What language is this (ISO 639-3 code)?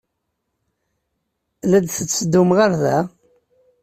kab